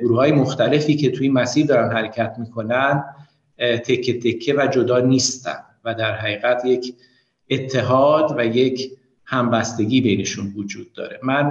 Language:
Persian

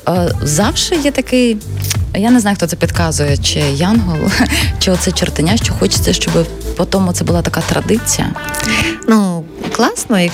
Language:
Ukrainian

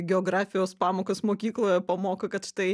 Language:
Lithuanian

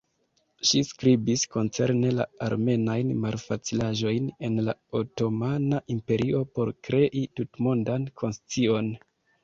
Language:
Esperanto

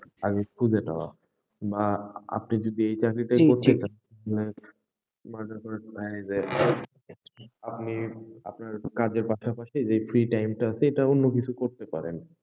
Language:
Bangla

